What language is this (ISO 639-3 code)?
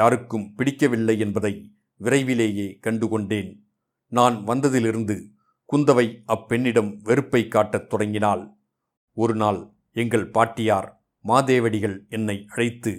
tam